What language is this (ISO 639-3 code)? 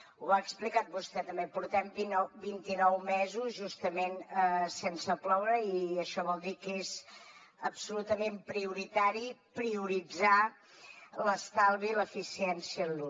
cat